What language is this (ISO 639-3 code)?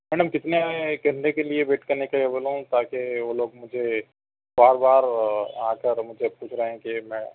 urd